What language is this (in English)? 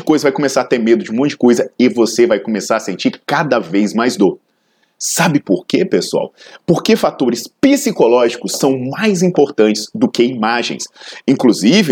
Portuguese